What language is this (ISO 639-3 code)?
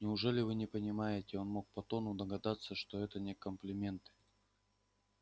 rus